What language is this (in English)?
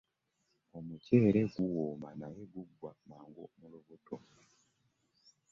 Ganda